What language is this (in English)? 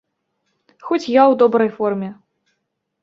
Belarusian